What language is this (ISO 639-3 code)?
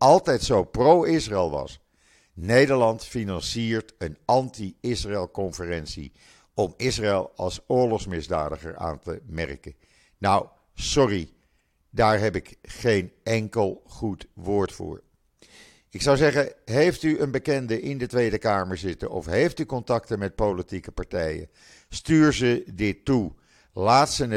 nld